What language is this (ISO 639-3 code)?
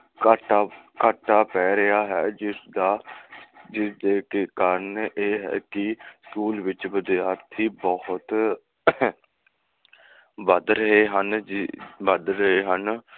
pan